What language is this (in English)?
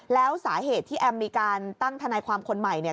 Thai